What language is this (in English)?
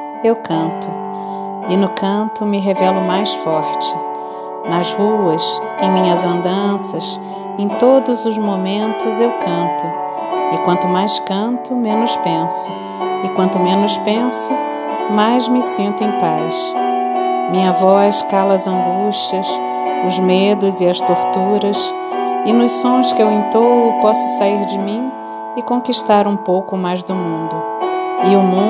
Portuguese